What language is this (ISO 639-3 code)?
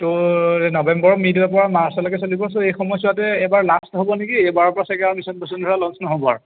asm